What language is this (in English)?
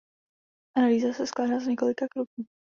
Czech